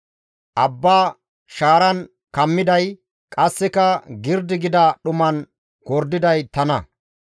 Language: Gamo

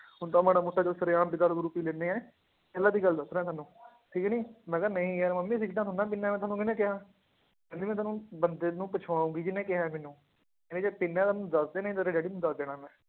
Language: Punjabi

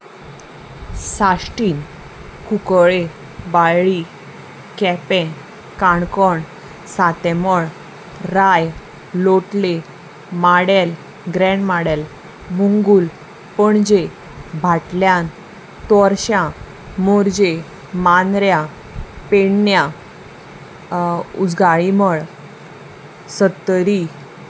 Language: Konkani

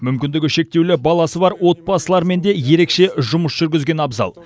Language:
Kazakh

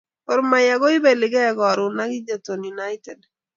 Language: Kalenjin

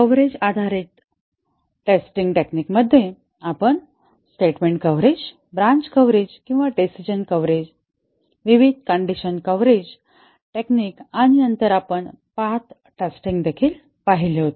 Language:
Marathi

